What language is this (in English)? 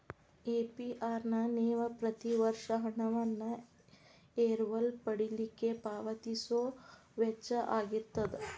Kannada